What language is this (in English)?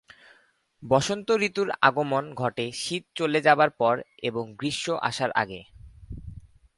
Bangla